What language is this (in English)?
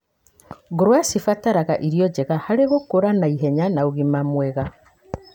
Kikuyu